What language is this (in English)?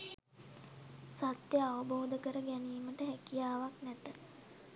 Sinhala